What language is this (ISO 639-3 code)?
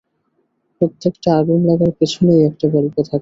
ben